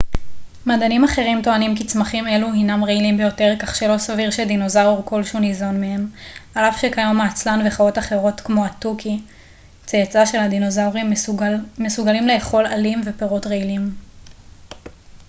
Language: Hebrew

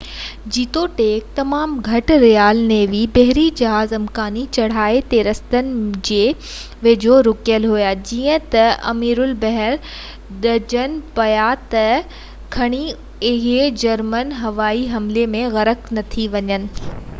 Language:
Sindhi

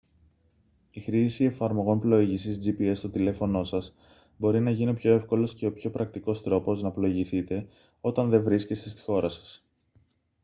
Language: Greek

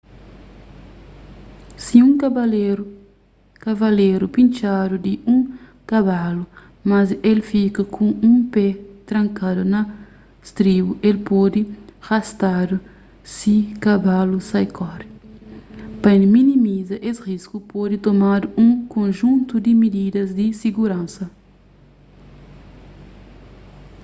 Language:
Kabuverdianu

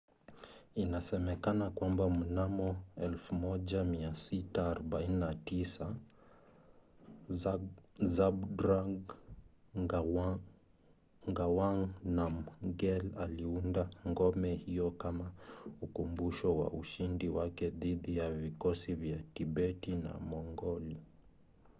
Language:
Swahili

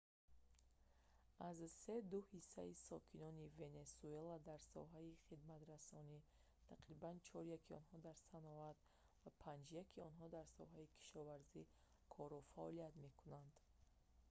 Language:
Tajik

